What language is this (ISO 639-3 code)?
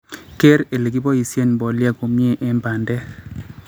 kln